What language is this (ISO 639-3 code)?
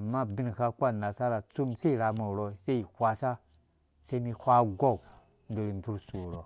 ldb